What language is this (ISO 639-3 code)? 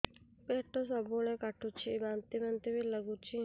ori